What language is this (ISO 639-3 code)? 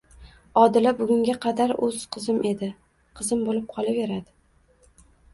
uzb